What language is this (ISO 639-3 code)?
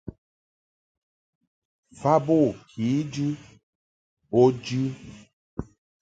mhk